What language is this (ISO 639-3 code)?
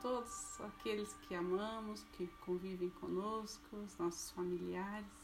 por